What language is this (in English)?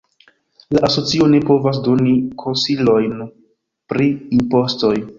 Esperanto